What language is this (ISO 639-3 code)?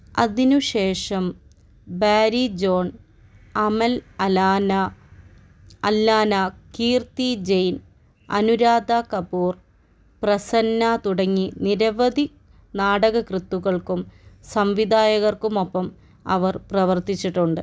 mal